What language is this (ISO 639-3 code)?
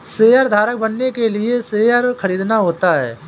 hin